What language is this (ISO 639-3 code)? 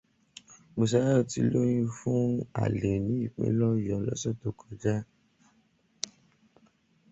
yor